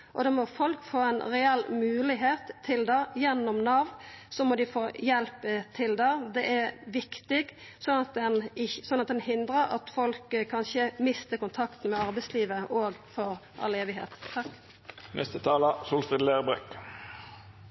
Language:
Norwegian Nynorsk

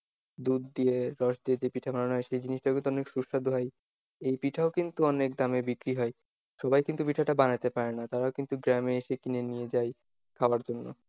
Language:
Bangla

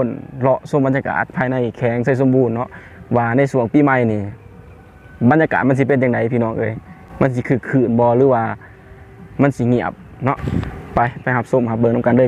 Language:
Thai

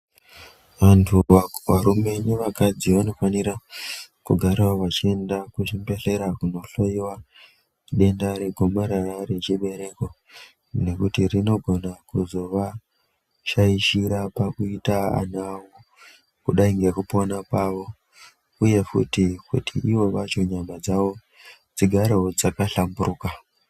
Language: Ndau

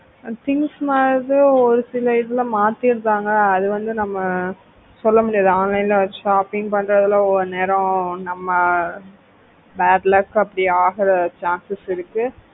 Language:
Tamil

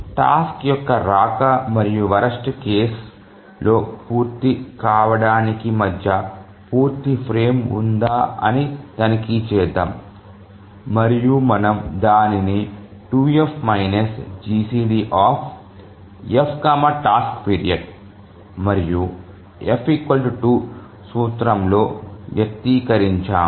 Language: Telugu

